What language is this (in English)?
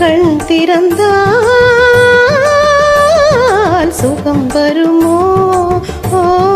Tamil